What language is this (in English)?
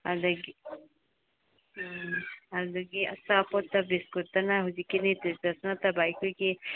Manipuri